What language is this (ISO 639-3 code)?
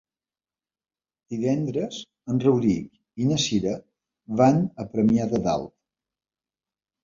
cat